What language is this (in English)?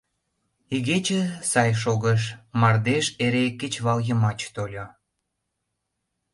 Mari